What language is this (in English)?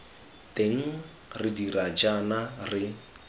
Tswana